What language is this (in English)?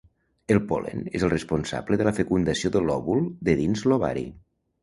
Catalan